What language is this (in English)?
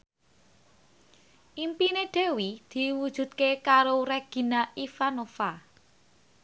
Javanese